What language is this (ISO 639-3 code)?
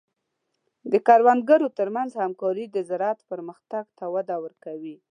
pus